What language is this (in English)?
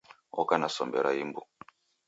Taita